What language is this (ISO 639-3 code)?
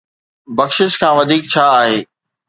snd